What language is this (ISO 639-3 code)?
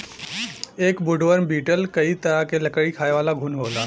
bho